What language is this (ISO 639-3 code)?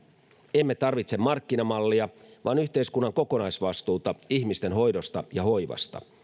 fin